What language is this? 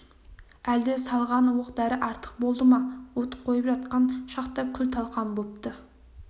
Kazakh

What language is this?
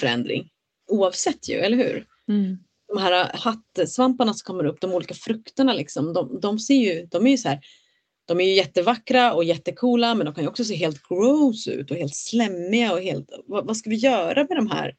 Swedish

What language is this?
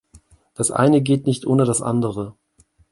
German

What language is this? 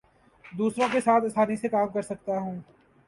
Urdu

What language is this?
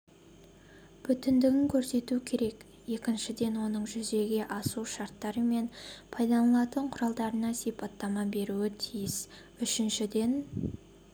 Kazakh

